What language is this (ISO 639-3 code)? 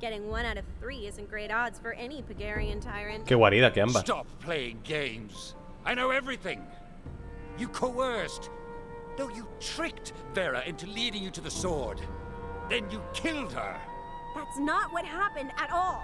spa